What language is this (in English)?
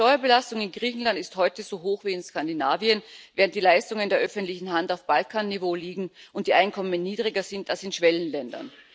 German